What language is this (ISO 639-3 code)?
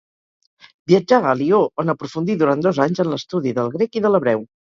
cat